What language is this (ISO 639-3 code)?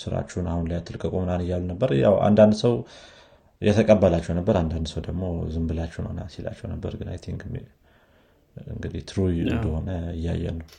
amh